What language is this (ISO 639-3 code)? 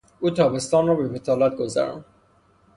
fas